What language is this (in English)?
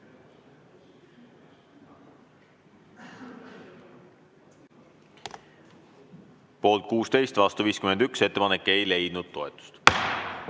Estonian